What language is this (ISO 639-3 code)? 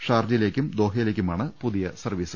mal